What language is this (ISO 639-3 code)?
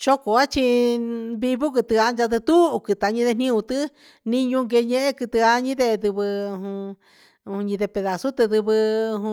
mxs